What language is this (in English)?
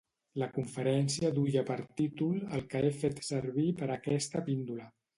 Catalan